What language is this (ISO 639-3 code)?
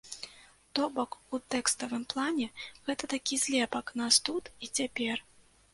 bel